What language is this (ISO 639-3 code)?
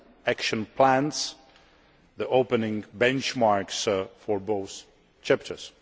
eng